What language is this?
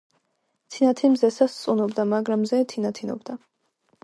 Georgian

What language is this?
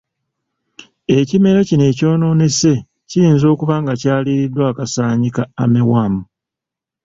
Ganda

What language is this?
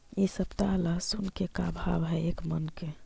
Magahi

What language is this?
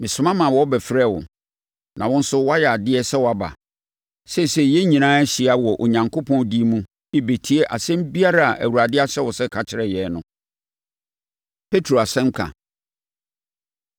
Akan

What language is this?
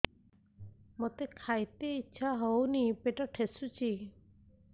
Odia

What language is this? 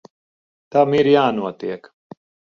Latvian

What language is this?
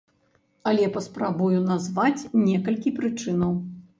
Belarusian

